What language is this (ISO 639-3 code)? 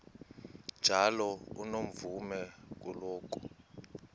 xho